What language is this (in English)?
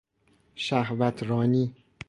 Persian